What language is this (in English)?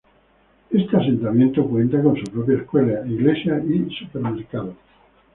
Spanish